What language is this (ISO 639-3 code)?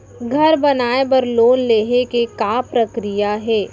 hne